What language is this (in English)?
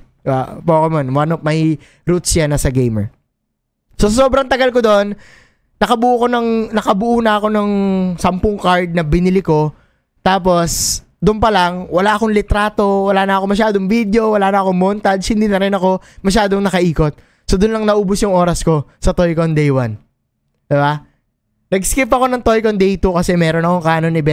Filipino